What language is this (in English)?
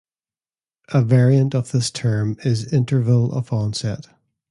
English